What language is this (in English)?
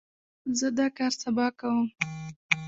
Pashto